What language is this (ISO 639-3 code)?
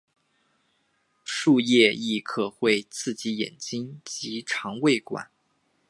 zho